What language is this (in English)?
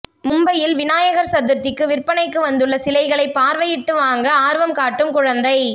Tamil